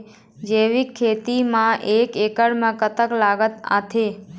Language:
Chhattisgarhi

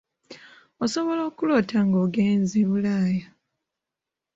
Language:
Ganda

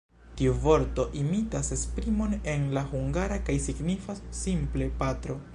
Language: Esperanto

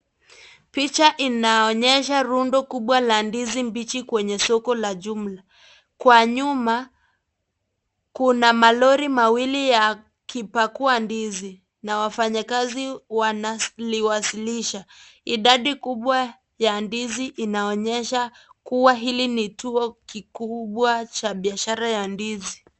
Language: Swahili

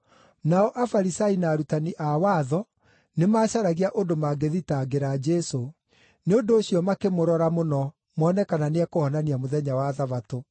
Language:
Kikuyu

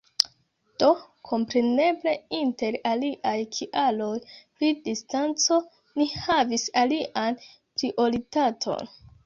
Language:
Esperanto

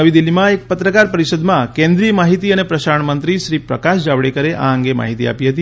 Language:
Gujarati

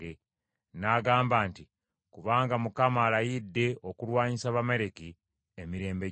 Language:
Ganda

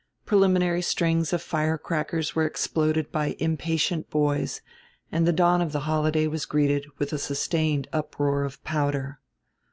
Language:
English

